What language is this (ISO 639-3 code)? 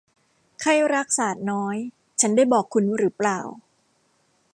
tha